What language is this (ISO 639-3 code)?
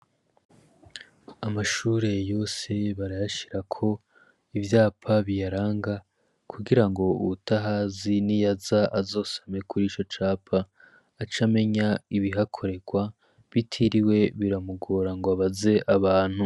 run